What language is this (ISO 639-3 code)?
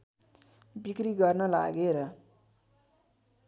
nep